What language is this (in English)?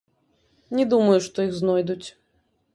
Belarusian